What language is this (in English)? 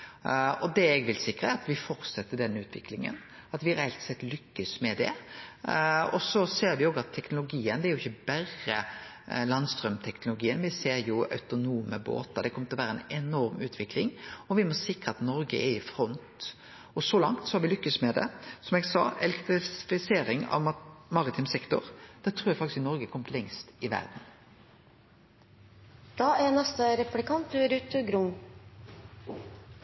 Norwegian Nynorsk